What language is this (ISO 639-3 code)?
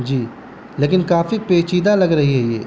urd